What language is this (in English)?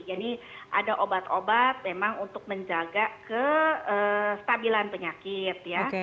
Indonesian